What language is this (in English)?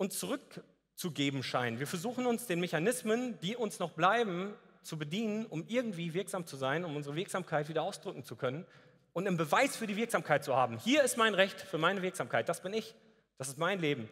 German